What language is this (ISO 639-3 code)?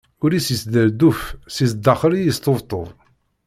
kab